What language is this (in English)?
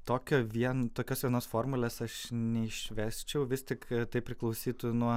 Lithuanian